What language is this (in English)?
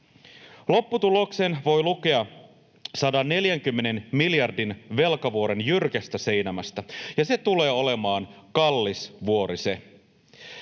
Finnish